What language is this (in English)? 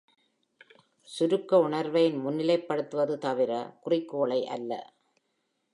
Tamil